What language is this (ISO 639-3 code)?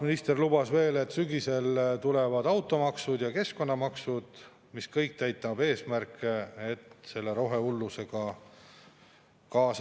est